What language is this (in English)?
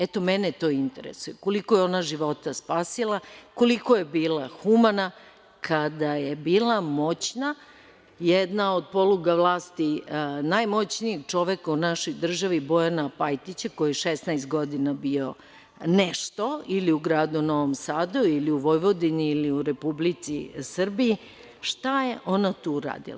Serbian